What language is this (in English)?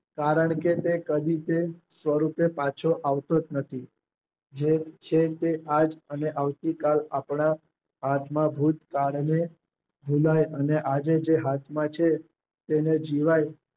Gujarati